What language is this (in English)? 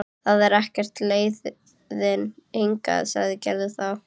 Icelandic